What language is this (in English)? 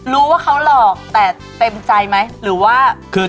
Thai